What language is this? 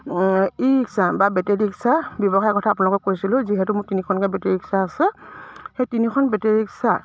Assamese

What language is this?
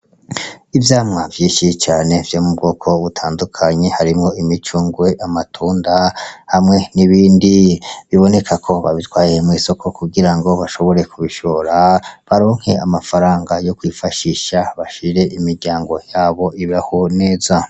Rundi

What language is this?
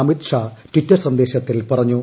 Malayalam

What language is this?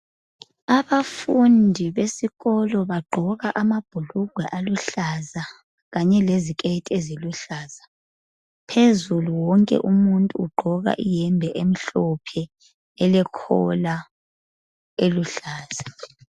North Ndebele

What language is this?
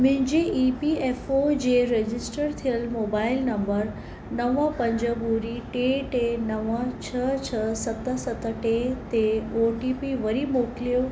Sindhi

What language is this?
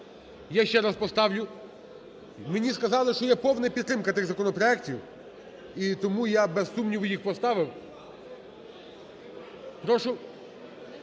Ukrainian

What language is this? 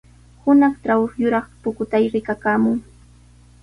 Sihuas Ancash Quechua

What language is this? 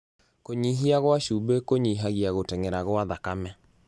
Kikuyu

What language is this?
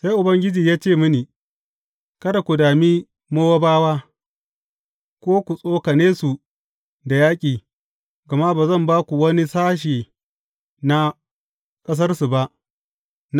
Hausa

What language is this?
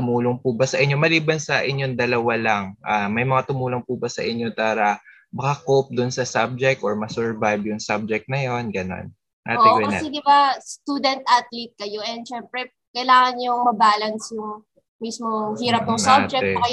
Filipino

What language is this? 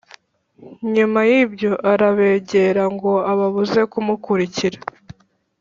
Kinyarwanda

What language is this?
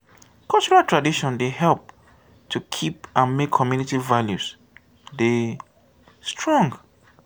Nigerian Pidgin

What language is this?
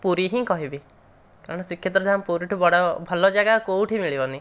Odia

